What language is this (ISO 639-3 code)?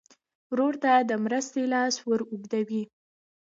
pus